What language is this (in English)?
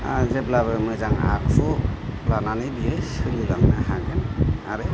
Bodo